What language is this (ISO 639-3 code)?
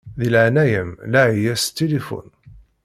kab